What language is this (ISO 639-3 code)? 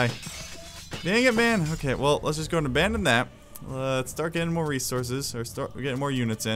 eng